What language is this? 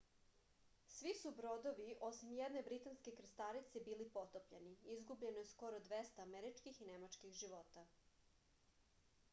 Serbian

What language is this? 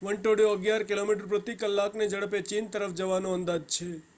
Gujarati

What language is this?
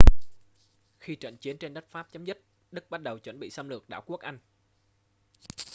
Vietnamese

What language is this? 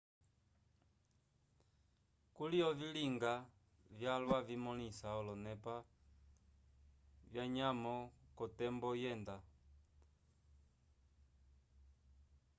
Umbundu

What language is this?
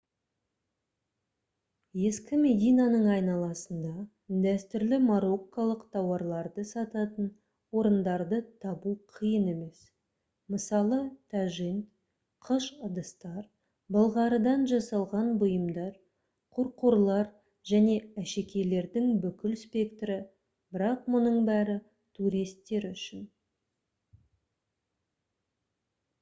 Kazakh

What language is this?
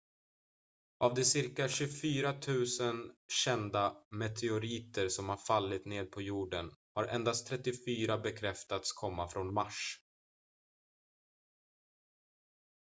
Swedish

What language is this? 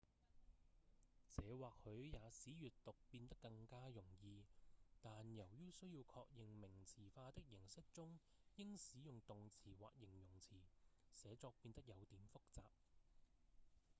Cantonese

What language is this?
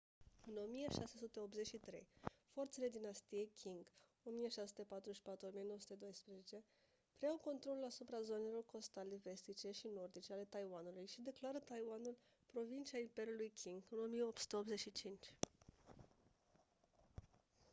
Romanian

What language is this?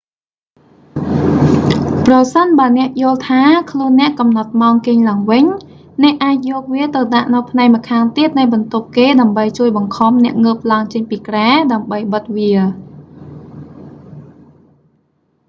Khmer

